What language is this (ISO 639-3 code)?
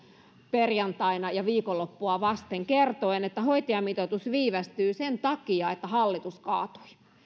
fin